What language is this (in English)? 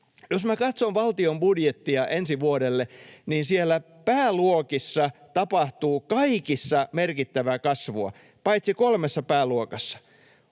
Finnish